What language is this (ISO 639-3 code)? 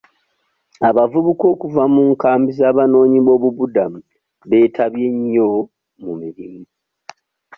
lug